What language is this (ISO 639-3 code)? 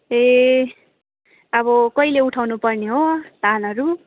nep